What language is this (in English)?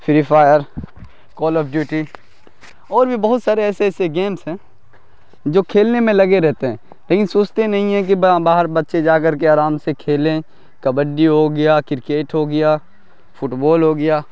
Urdu